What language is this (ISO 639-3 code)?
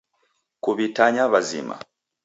dav